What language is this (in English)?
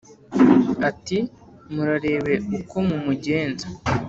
Kinyarwanda